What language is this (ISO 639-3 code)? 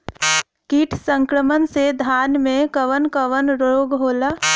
bho